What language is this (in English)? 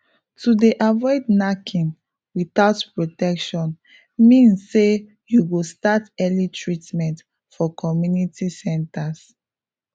Nigerian Pidgin